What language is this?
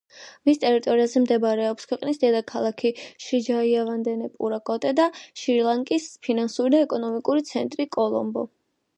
Georgian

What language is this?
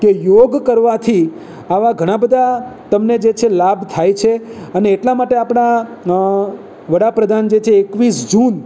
Gujarati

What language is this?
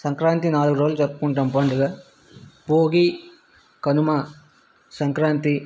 Telugu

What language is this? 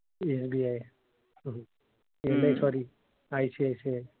Marathi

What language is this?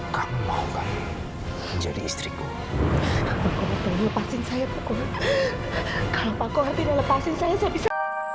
Indonesian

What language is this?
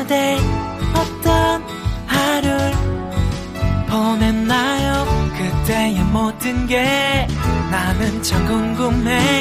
Korean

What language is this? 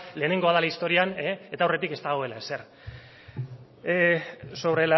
Basque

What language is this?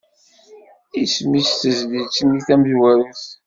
Kabyle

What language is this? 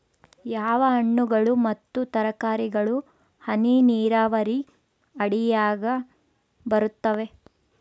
Kannada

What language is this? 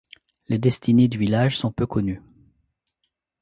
French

